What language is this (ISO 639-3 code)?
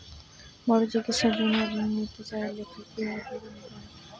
ben